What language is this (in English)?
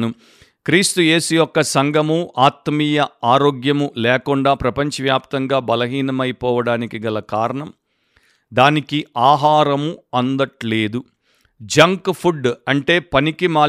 Telugu